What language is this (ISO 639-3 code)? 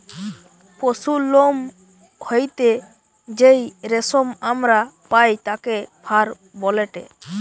ben